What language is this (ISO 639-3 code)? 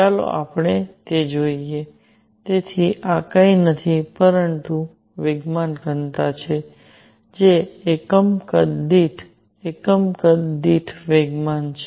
guj